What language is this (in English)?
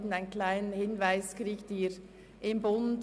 Swiss German